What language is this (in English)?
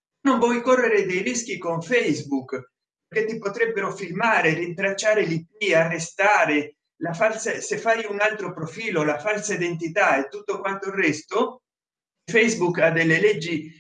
Italian